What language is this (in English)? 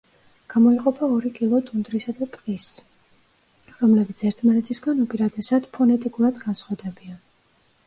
Georgian